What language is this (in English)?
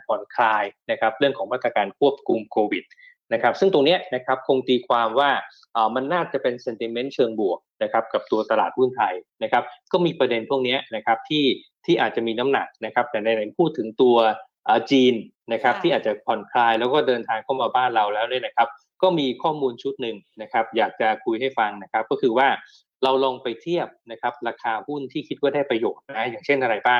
Thai